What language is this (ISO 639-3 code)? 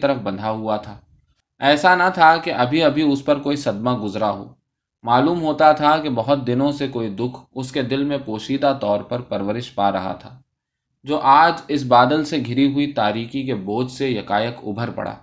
urd